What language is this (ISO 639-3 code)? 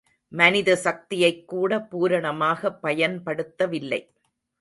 tam